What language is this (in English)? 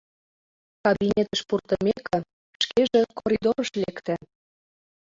Mari